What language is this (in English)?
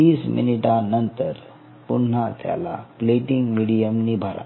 Marathi